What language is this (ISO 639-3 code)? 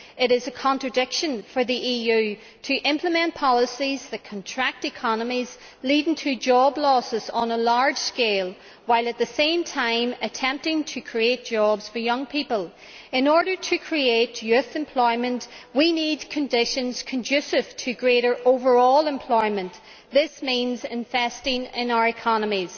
eng